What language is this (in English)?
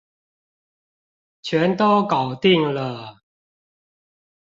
Chinese